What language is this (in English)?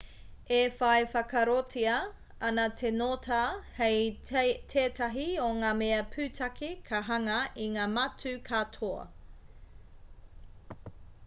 Māori